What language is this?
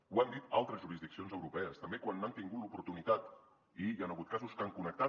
Catalan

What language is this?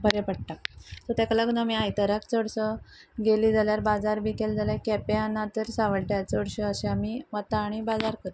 Konkani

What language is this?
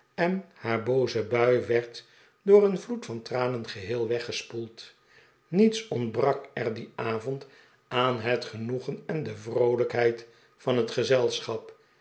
Dutch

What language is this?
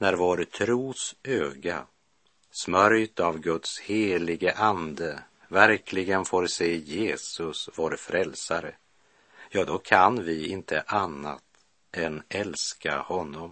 Swedish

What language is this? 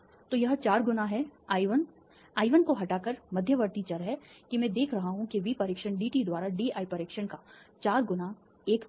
Hindi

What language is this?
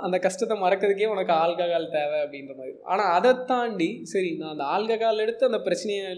Tamil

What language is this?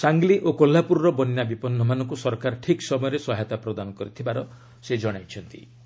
Odia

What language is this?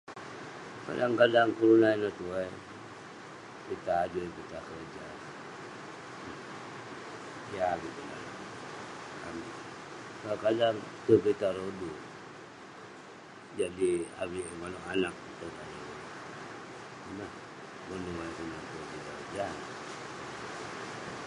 Western Penan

